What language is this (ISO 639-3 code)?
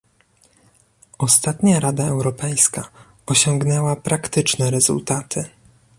pol